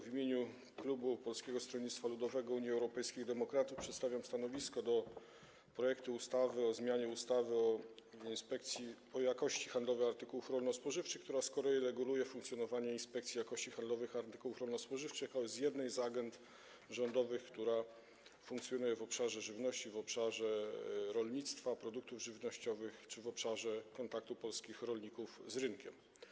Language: Polish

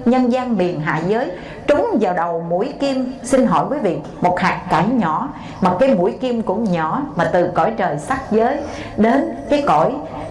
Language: Vietnamese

